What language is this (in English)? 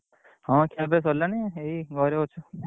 Odia